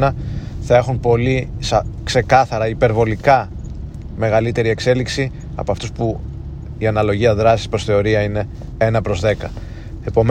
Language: Greek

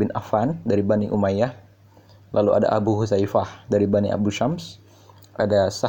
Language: Indonesian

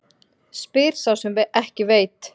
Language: Icelandic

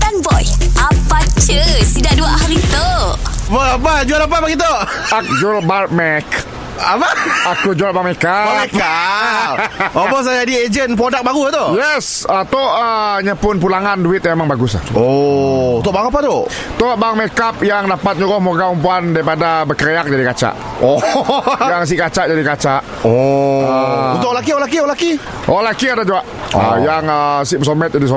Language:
Malay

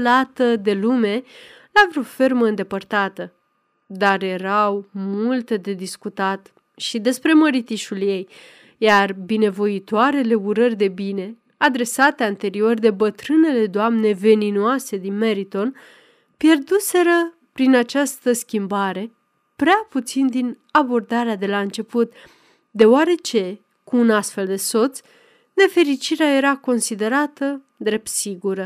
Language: Romanian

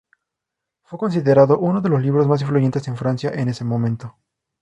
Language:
Spanish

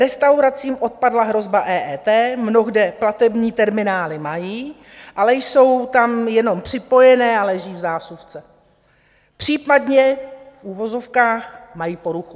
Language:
Czech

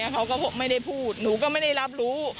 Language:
Thai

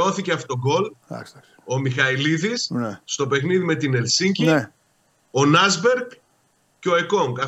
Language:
Greek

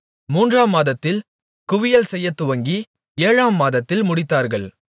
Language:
Tamil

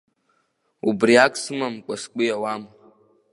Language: Abkhazian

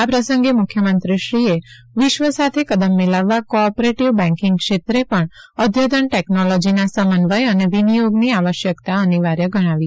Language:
Gujarati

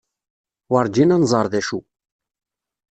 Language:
Kabyle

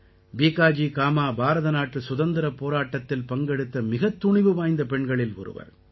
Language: Tamil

